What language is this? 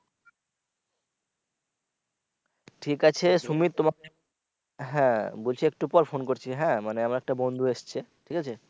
Bangla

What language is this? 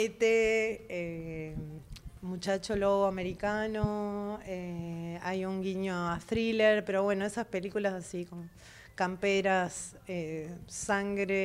Spanish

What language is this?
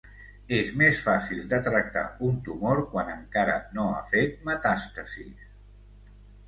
Catalan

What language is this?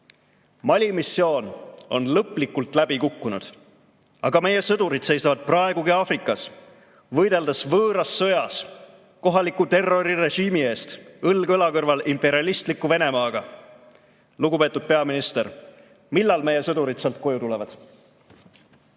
Estonian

